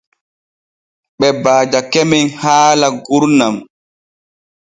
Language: Borgu Fulfulde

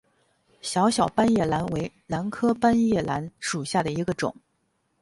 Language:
Chinese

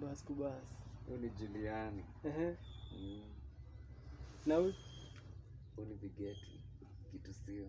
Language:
Romanian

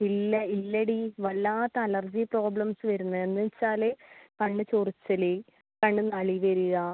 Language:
Malayalam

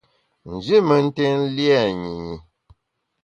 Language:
Bamun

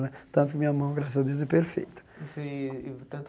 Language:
Portuguese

